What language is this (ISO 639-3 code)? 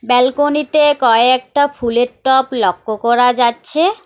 ben